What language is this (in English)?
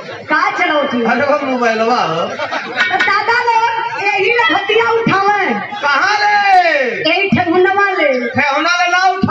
Hindi